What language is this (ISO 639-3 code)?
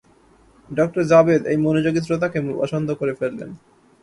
ben